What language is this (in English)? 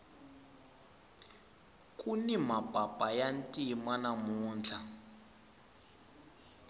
Tsonga